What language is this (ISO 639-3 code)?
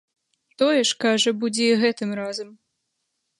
bel